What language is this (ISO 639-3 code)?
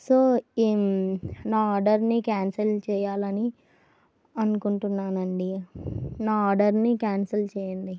tel